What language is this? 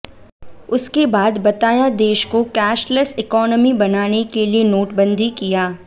Hindi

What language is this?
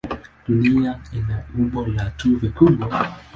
Swahili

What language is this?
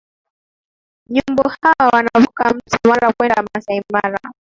Swahili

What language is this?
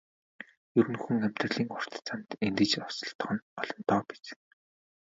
Mongolian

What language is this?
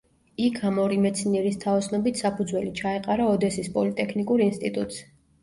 Georgian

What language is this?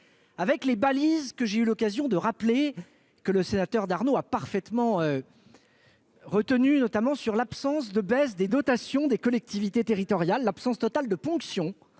French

